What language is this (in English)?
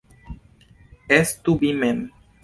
Esperanto